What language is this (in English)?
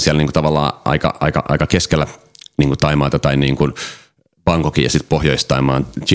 Finnish